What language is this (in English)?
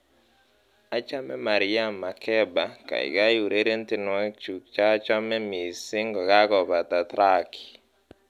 Kalenjin